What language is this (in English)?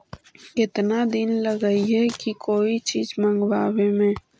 Magahi